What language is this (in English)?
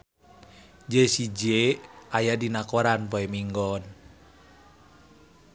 Sundanese